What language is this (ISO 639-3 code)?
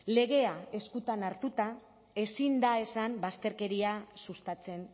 eus